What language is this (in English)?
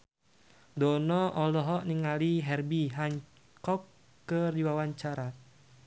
Sundanese